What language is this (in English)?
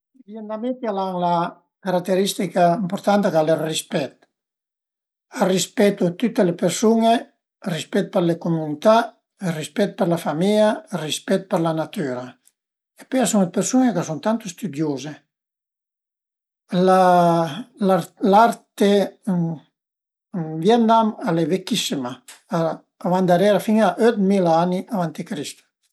Piedmontese